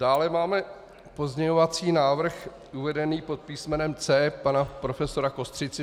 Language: Czech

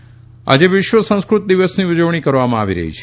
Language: Gujarati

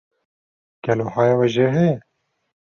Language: Kurdish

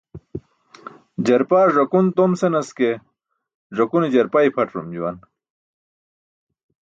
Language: Burushaski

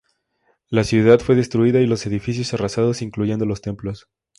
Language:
Spanish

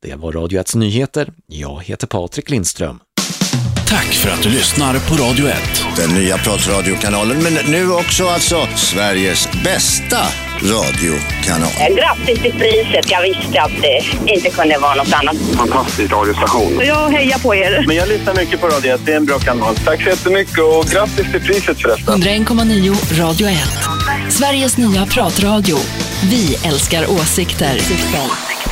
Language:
Swedish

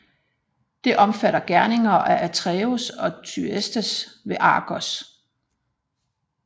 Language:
Danish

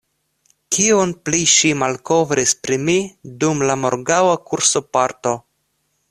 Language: Esperanto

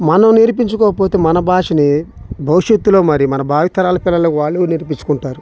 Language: Telugu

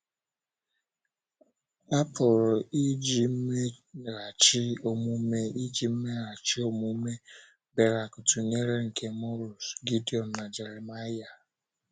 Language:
Igbo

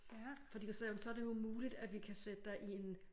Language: Danish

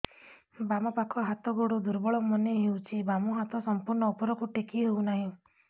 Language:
Odia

